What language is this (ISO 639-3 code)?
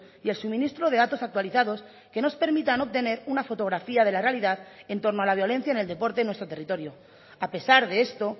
spa